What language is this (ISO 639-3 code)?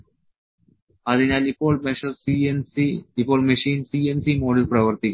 mal